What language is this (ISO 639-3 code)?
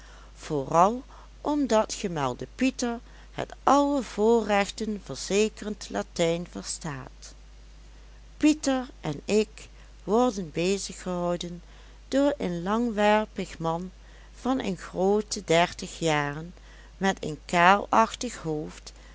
nld